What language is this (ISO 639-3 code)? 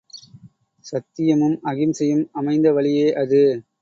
tam